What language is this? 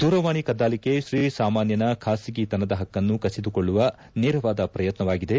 Kannada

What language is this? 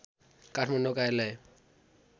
Nepali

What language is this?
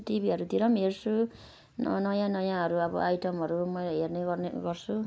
Nepali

